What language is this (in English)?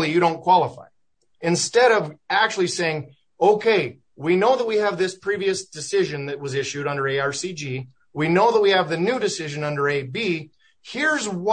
English